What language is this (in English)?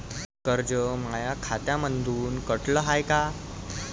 Marathi